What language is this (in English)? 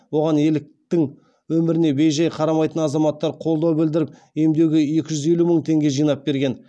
Kazakh